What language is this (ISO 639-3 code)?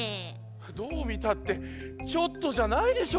jpn